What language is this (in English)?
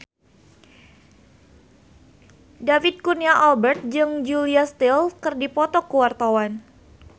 Sundanese